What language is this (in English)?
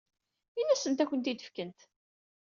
Kabyle